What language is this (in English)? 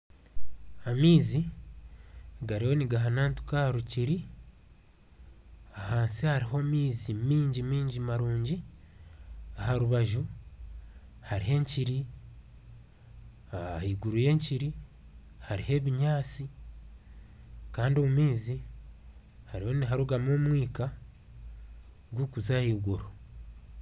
Nyankole